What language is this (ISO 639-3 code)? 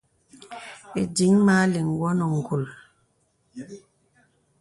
beb